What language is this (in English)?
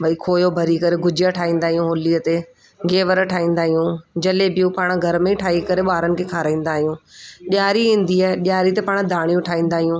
Sindhi